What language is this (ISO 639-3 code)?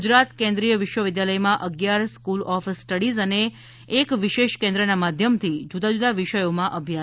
guj